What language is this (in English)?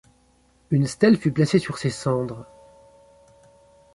French